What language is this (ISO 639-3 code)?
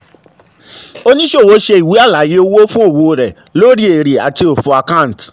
yor